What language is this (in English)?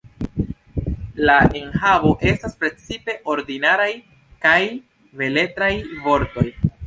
Esperanto